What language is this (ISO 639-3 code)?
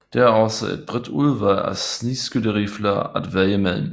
dan